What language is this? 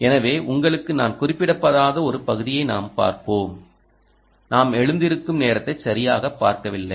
Tamil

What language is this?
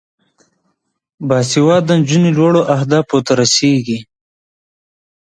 Pashto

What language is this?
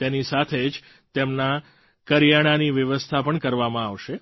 Gujarati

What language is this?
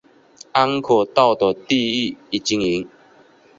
Chinese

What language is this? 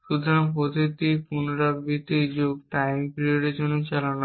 Bangla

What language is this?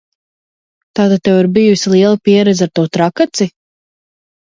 Latvian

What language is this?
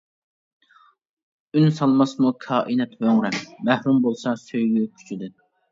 Uyghur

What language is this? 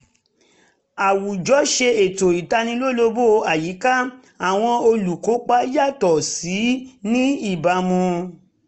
Yoruba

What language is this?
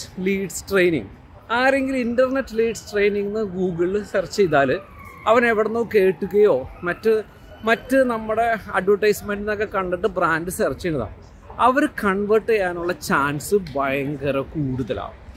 English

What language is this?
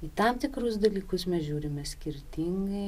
Lithuanian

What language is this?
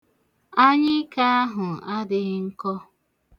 Igbo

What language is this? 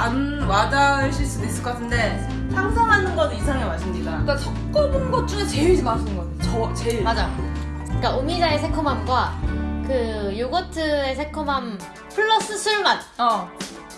Korean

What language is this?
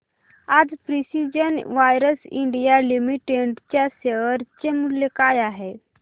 Marathi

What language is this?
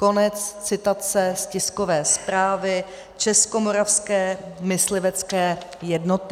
Czech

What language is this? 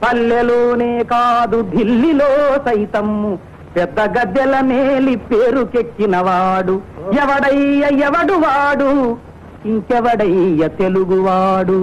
Telugu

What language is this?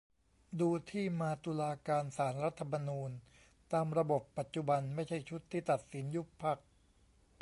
Thai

